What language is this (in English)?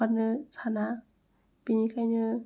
Bodo